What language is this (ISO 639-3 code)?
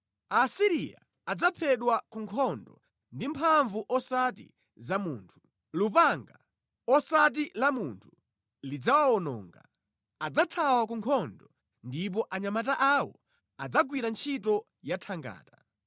nya